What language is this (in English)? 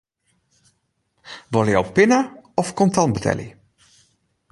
Western Frisian